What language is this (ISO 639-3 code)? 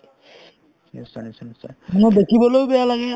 asm